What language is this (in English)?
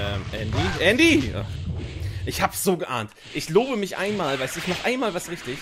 German